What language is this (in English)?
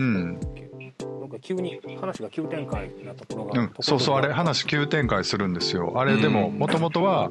Japanese